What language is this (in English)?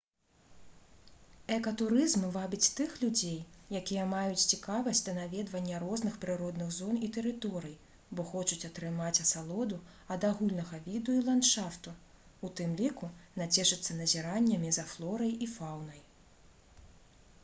Belarusian